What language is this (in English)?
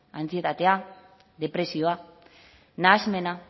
Basque